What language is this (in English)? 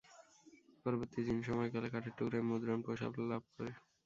Bangla